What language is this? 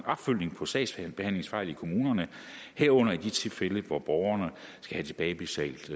Danish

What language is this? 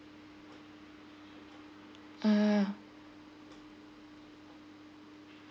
English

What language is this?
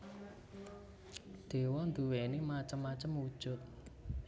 Javanese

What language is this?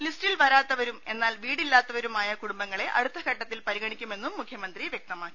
Malayalam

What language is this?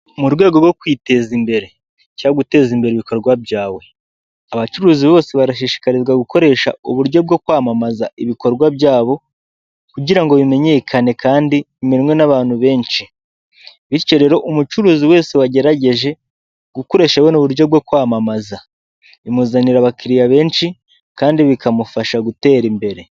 Kinyarwanda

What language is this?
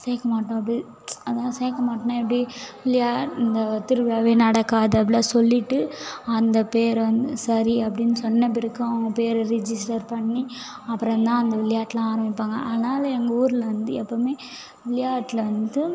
Tamil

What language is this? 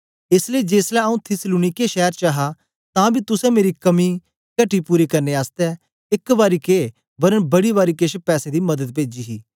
Dogri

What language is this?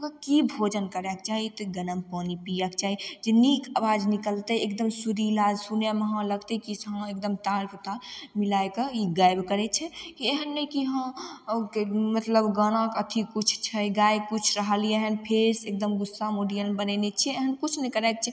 Maithili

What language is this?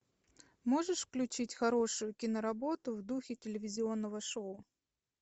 Russian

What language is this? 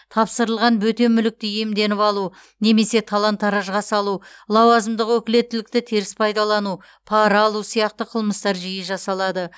Kazakh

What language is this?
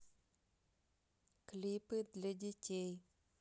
Russian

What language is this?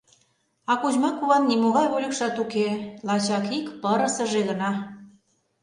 Mari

